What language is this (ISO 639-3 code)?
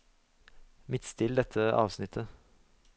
nor